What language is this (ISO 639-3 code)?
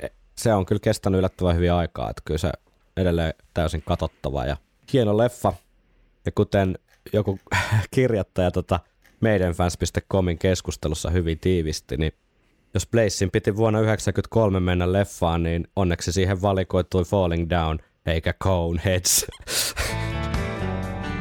fin